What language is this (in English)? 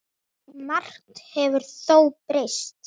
Icelandic